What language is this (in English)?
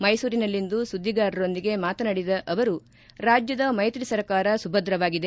Kannada